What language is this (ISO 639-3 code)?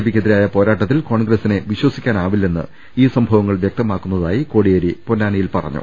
mal